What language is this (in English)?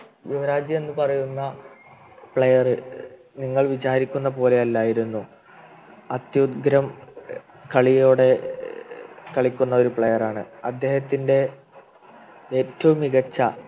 Malayalam